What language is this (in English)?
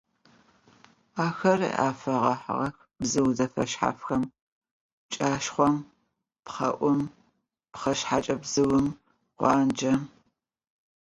Adyghe